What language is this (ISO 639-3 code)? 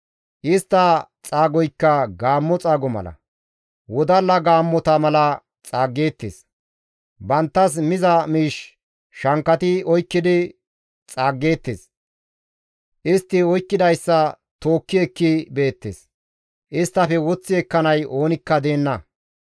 gmv